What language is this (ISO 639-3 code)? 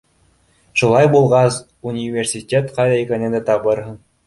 bak